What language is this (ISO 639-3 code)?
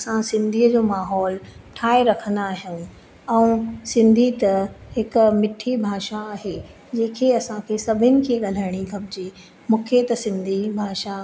snd